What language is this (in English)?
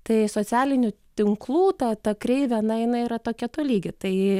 Lithuanian